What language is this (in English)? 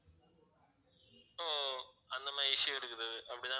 Tamil